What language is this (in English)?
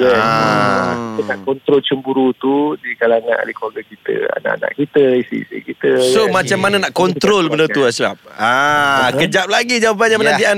Malay